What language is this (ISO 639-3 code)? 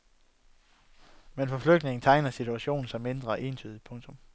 dan